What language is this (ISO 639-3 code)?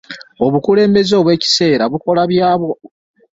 lug